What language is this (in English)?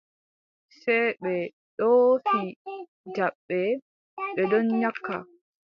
Adamawa Fulfulde